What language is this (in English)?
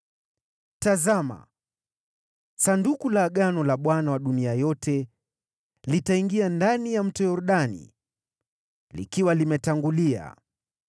Swahili